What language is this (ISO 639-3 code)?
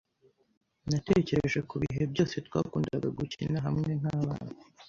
kin